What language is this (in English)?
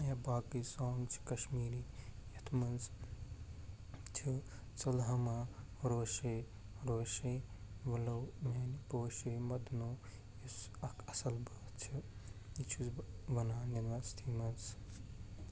Kashmiri